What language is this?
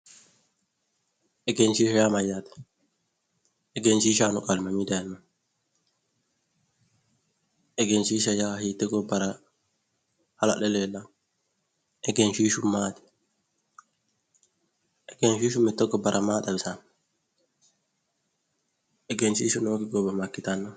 Sidamo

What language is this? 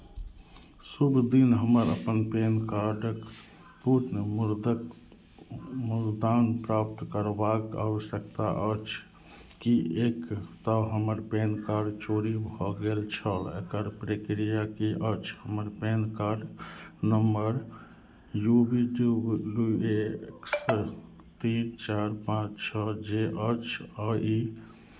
Maithili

